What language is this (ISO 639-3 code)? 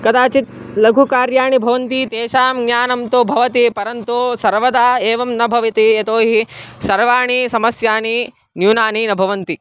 san